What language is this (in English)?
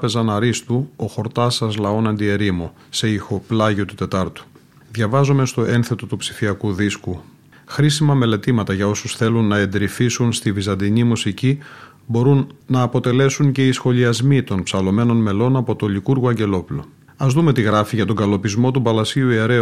Greek